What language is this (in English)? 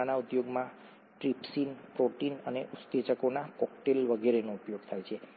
Gujarati